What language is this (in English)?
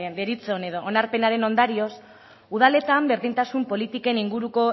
Basque